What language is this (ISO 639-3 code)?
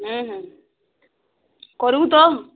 ori